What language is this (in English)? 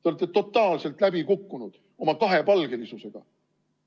Estonian